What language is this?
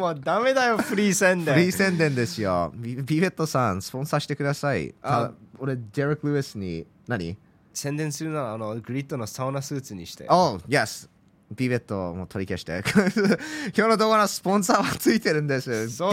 Japanese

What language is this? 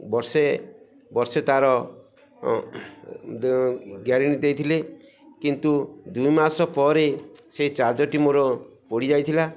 Odia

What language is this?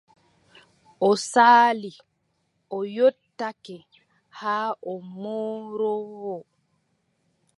Adamawa Fulfulde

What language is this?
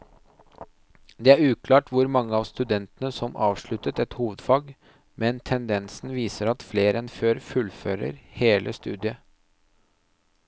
Norwegian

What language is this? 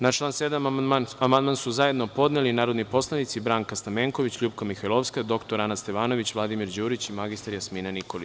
Serbian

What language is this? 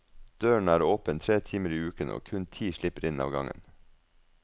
Norwegian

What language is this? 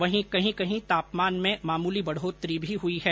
Hindi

